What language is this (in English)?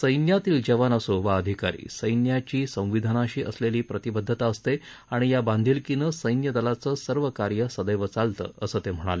Marathi